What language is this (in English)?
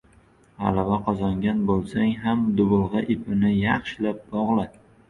Uzbek